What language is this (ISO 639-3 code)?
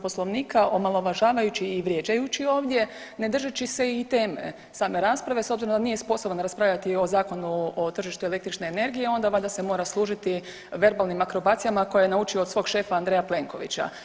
hrv